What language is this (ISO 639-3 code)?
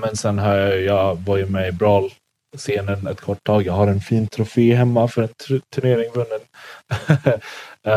swe